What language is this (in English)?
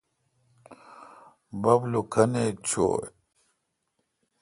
Kalkoti